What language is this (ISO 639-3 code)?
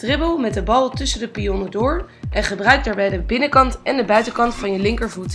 nld